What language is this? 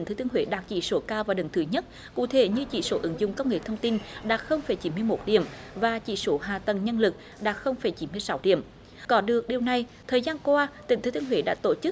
Vietnamese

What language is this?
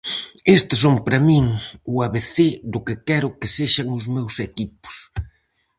Galician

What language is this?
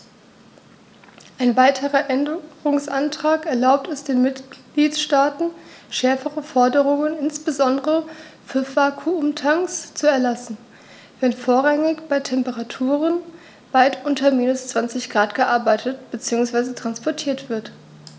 German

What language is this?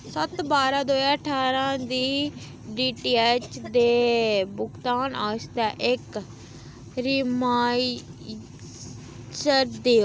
Dogri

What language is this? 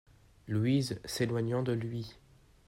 French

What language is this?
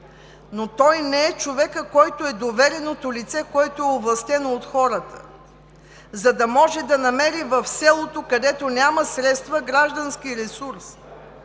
Bulgarian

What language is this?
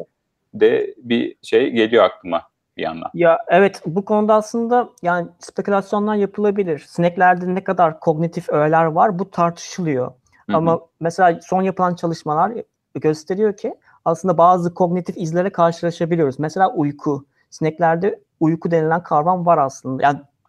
Turkish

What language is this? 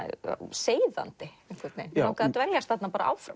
Icelandic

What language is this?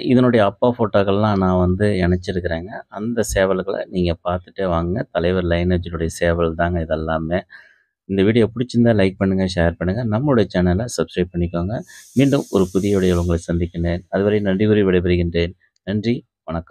Tamil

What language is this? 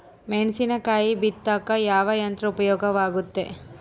Kannada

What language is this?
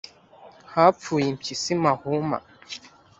Kinyarwanda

